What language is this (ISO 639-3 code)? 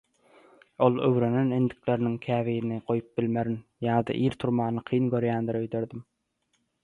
tuk